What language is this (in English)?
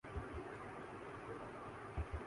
Urdu